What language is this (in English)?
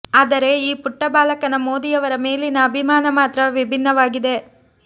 Kannada